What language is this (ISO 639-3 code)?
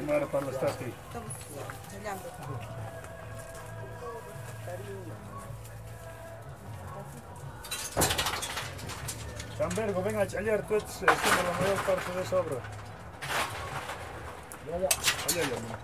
spa